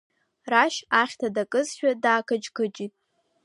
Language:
Abkhazian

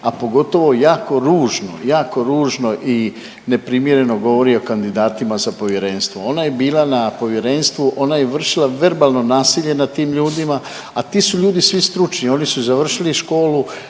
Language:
Croatian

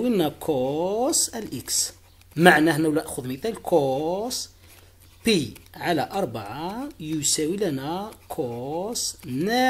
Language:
Arabic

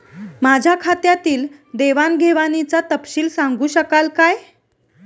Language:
Marathi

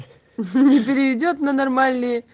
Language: Russian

